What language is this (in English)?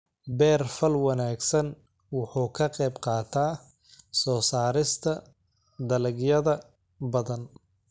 Somali